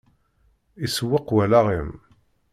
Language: Kabyle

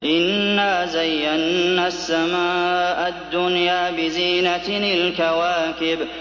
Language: Arabic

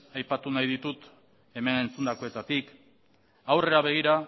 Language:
Basque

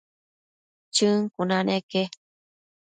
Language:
Matsés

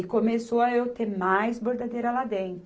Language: Portuguese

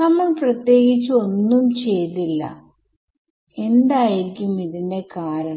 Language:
Malayalam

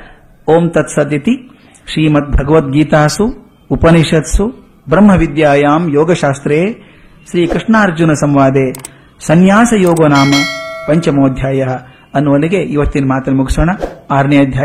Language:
Kannada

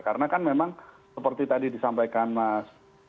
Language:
Indonesian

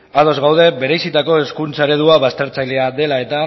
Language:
Basque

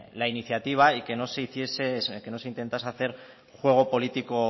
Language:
Spanish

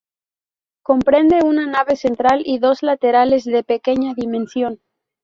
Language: Spanish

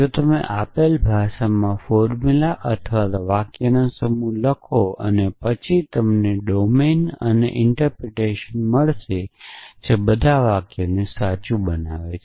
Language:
Gujarati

